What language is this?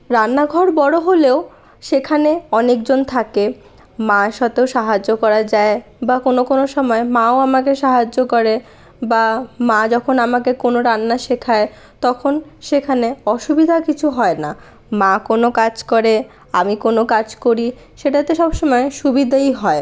Bangla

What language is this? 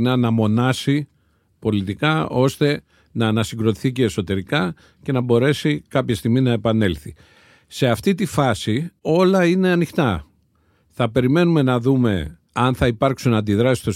Greek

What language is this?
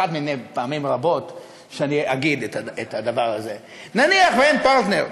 Hebrew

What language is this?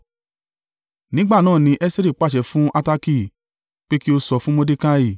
Yoruba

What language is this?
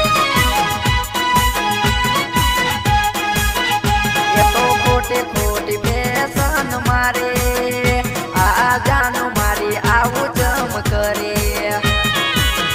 Gujarati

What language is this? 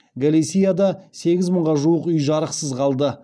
Kazakh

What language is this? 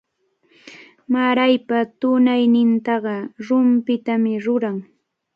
Cajatambo North Lima Quechua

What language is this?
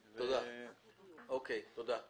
Hebrew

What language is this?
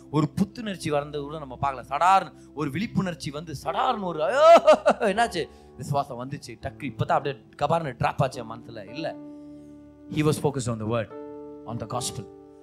Tamil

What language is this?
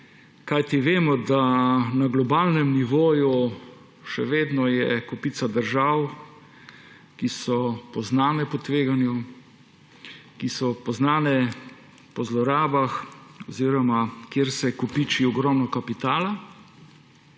Slovenian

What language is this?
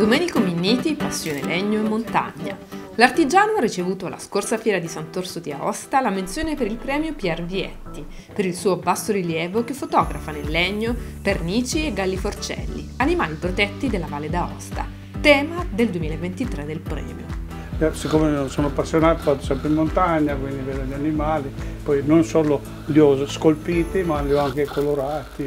Italian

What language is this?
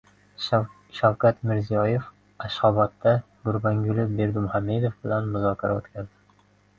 Uzbek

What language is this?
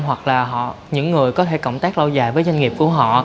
Vietnamese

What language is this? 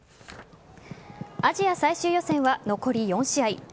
Japanese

